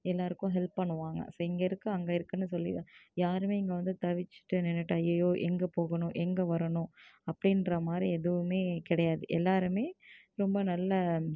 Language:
Tamil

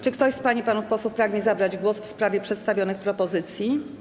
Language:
Polish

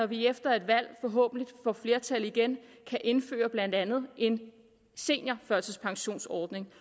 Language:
Danish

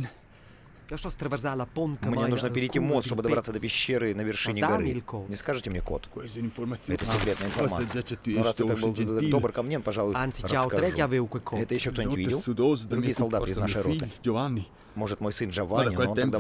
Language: Russian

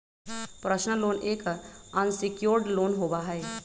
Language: Magahi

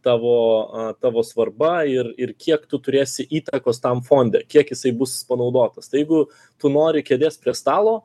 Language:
Lithuanian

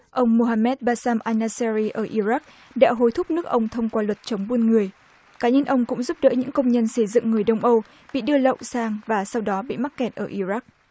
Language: Vietnamese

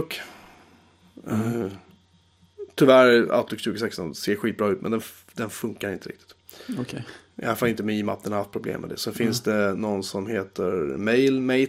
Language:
Swedish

